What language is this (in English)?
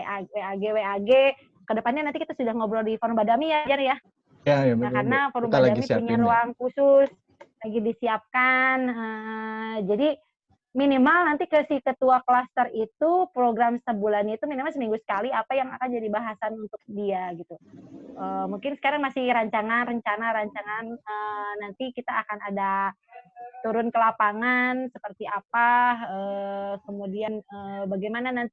Indonesian